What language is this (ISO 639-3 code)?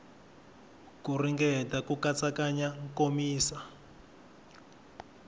tso